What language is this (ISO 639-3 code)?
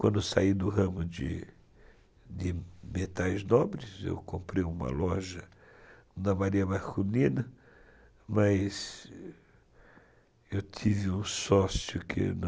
por